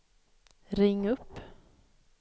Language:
Swedish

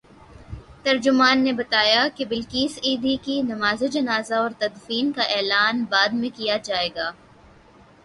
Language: Urdu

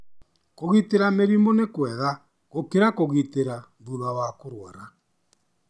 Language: Kikuyu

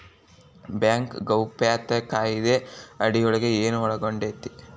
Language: Kannada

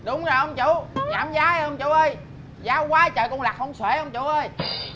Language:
Vietnamese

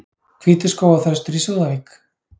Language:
Icelandic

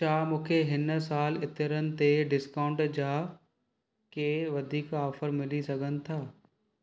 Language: Sindhi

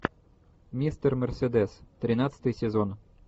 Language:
Russian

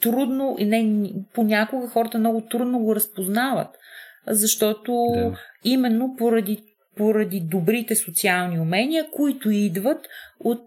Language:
Bulgarian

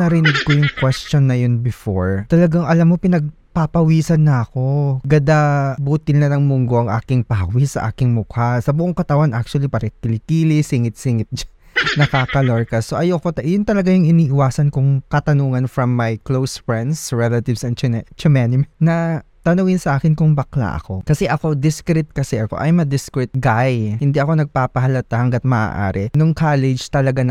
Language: Filipino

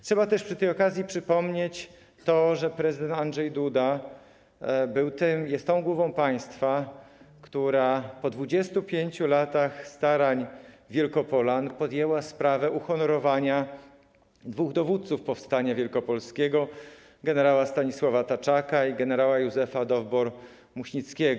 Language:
Polish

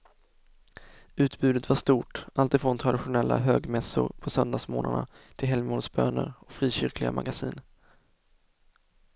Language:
Swedish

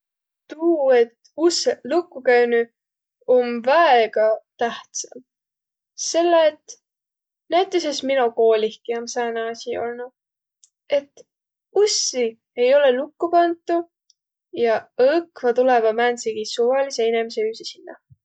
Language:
Võro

